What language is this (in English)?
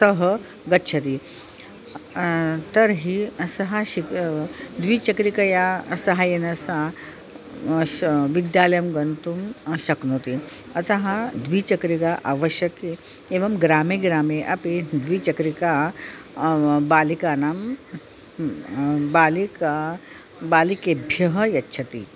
Sanskrit